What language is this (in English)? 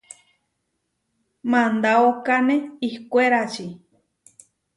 Huarijio